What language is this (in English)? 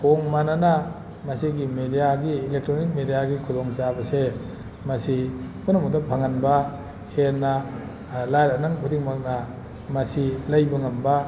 Manipuri